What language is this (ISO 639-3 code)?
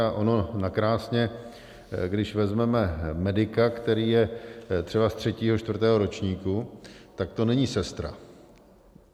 ces